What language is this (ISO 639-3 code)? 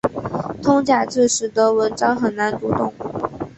zho